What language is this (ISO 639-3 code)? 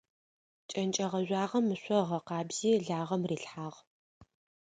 ady